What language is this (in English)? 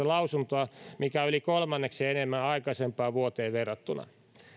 Finnish